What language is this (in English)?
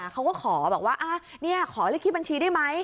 Thai